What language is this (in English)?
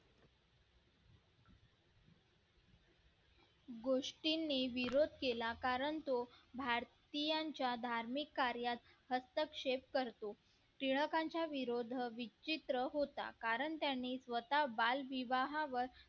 Marathi